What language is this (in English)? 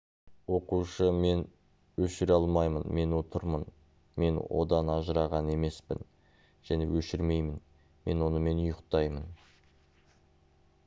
Kazakh